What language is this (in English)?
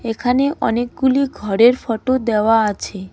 Bangla